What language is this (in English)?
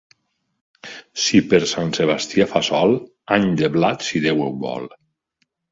Catalan